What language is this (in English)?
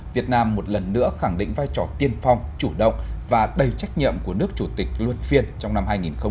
Vietnamese